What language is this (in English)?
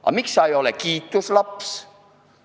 Estonian